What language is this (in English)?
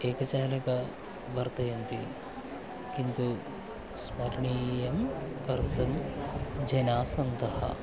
Sanskrit